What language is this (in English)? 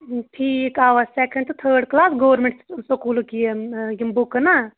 Kashmiri